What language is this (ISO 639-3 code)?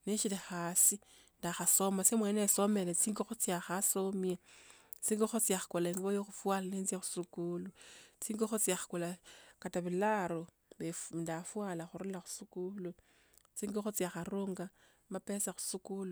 lto